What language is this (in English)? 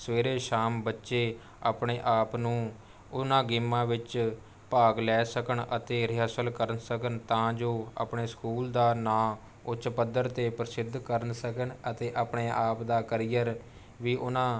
Punjabi